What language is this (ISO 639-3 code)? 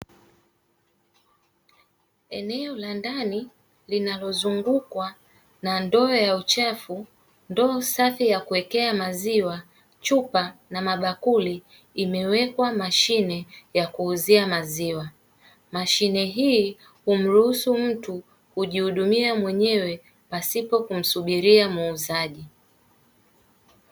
swa